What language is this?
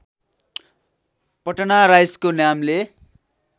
Nepali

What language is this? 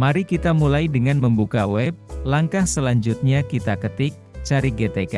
Indonesian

